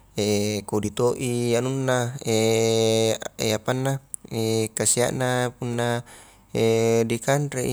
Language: Highland Konjo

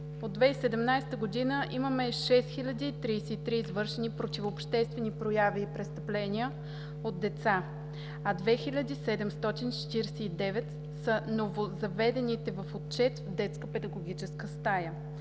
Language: Bulgarian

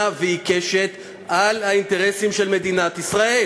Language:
Hebrew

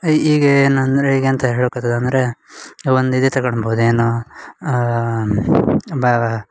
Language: Kannada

